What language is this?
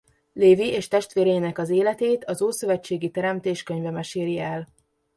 Hungarian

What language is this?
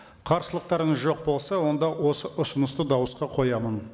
Kazakh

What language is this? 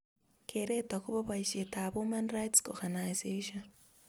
Kalenjin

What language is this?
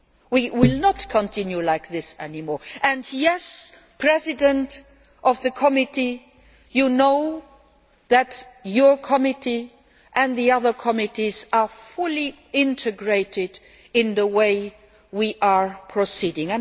English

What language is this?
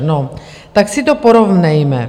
Czech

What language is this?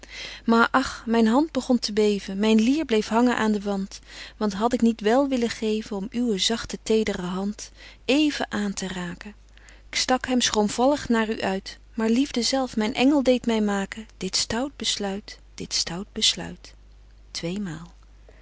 Dutch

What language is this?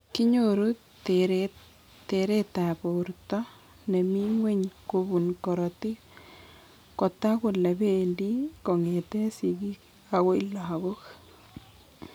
Kalenjin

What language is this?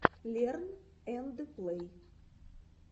Russian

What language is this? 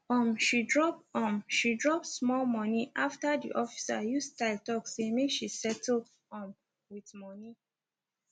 Nigerian Pidgin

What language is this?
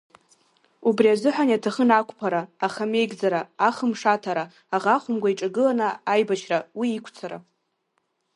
Abkhazian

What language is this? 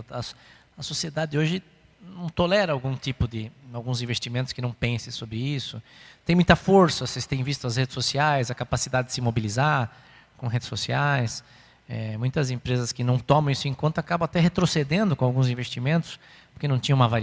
Portuguese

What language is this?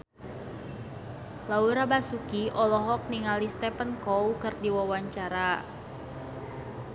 Sundanese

